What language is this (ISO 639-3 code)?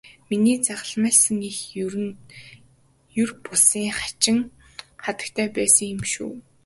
mon